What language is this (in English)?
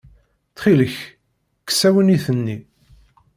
Kabyle